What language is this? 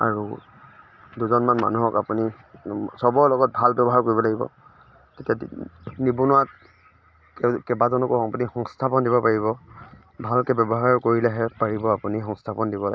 Assamese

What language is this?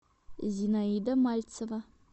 Russian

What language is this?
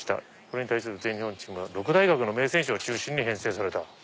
Japanese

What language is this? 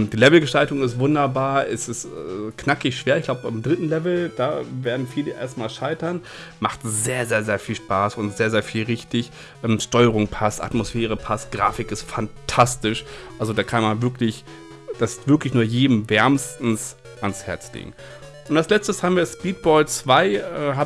German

